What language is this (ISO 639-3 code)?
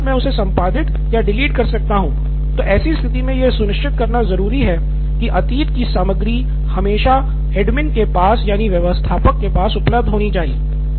hin